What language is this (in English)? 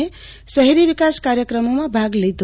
Gujarati